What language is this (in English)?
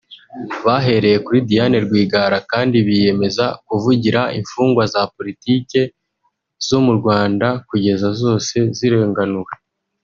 Kinyarwanda